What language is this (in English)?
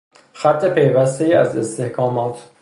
Persian